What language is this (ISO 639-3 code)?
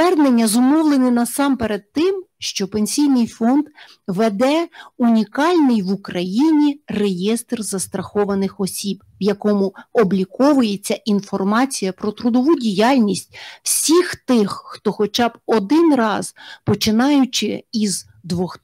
ukr